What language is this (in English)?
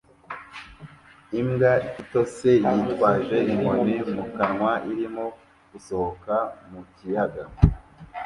Kinyarwanda